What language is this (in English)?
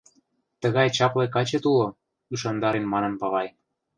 Mari